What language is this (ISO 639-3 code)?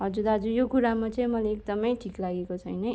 nep